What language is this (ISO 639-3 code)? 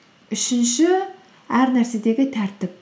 kaz